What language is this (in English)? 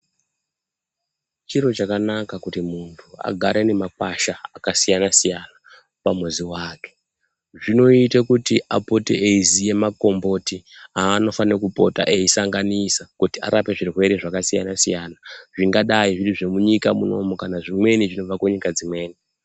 Ndau